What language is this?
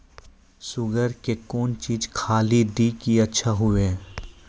Maithili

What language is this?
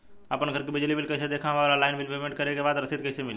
Bhojpuri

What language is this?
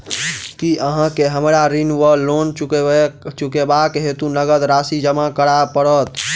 Maithili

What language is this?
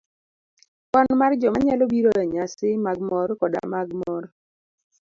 Luo (Kenya and Tanzania)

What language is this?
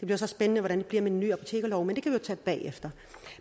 Danish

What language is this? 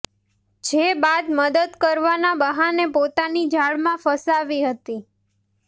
Gujarati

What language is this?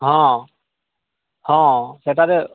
Odia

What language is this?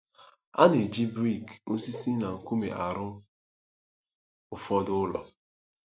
Igbo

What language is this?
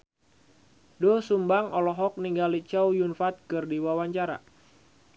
Sundanese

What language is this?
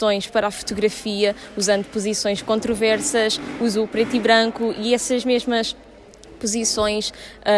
Portuguese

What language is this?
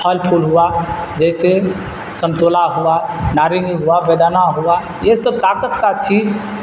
Urdu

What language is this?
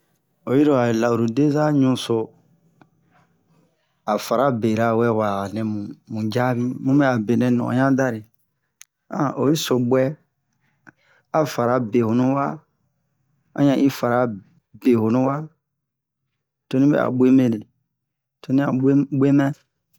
Bomu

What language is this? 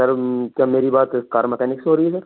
Urdu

